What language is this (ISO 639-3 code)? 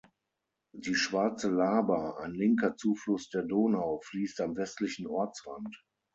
deu